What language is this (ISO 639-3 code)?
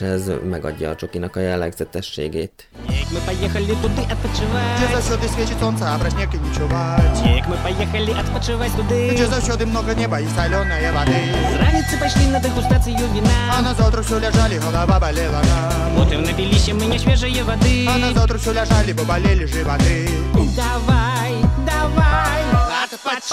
hun